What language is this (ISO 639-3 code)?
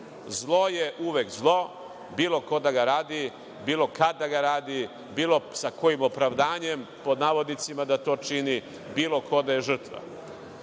srp